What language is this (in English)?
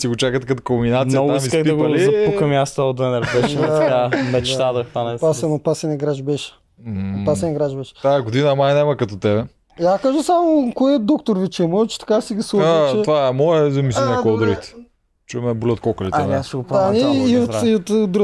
Bulgarian